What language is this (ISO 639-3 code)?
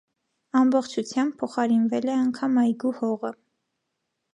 hye